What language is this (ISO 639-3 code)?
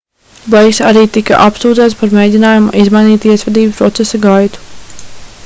lav